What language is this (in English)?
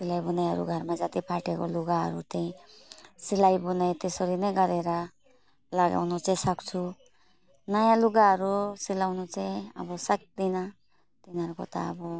Nepali